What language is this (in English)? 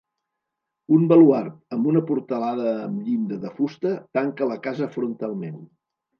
Catalan